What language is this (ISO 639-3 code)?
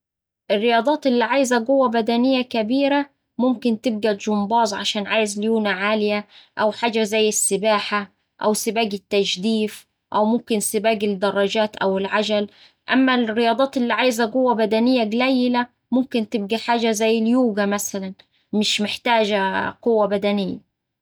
aec